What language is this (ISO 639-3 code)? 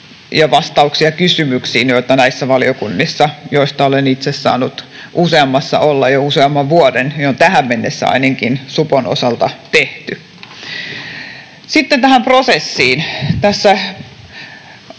fin